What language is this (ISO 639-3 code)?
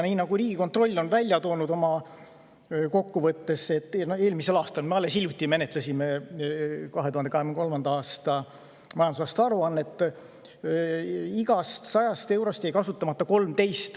est